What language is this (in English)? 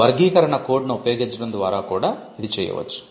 Telugu